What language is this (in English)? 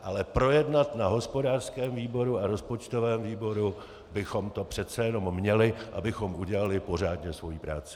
Czech